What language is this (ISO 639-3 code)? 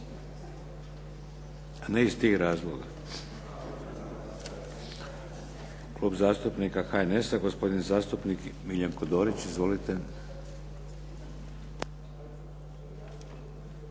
hrv